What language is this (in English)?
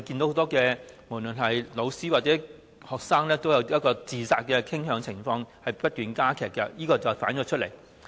Cantonese